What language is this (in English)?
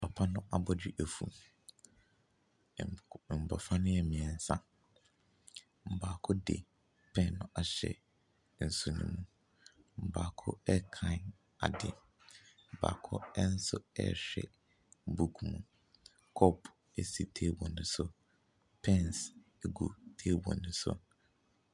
Akan